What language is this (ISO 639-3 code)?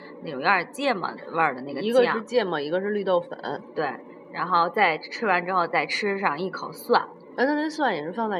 zho